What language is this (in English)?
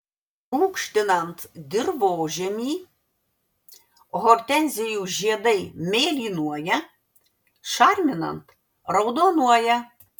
Lithuanian